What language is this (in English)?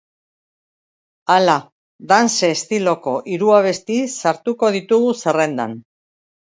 Basque